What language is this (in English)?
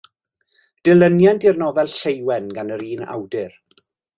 Welsh